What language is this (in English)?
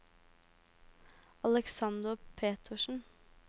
Norwegian